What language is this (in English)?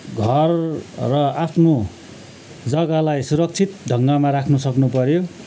Nepali